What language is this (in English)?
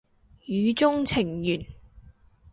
Cantonese